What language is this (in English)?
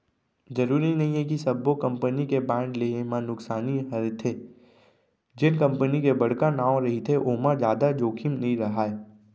Chhattisgarhi